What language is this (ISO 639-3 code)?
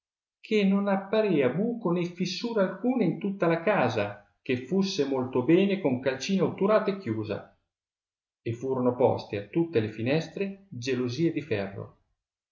ita